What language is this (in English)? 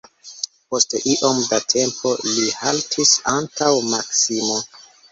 Esperanto